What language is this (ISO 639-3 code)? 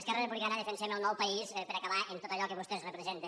cat